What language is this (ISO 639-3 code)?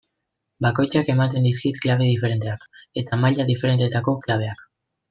eus